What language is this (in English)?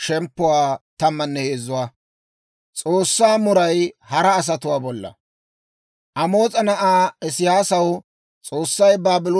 Dawro